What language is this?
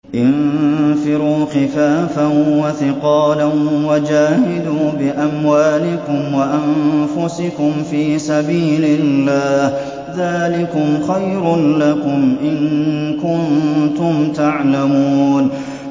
Arabic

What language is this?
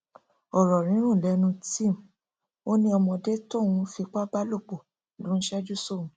Yoruba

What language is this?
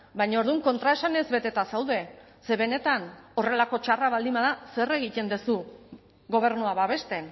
Basque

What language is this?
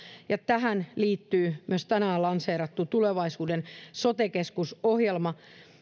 Finnish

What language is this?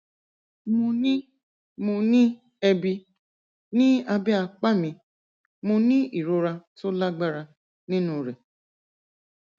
Yoruba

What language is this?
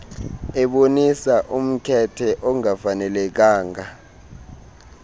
Xhosa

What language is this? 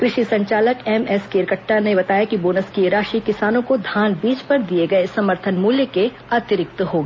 Hindi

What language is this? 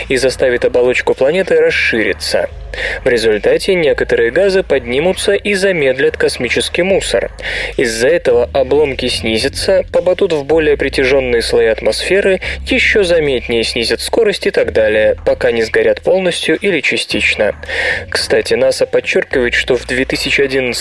Russian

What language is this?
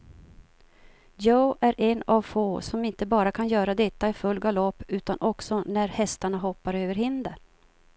Swedish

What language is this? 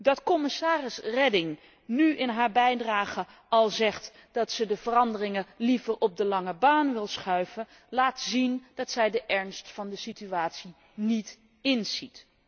Dutch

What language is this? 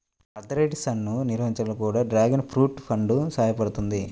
Telugu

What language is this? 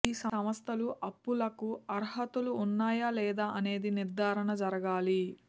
Telugu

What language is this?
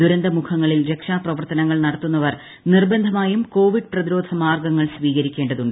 Malayalam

